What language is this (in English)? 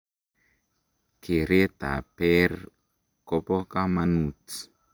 Kalenjin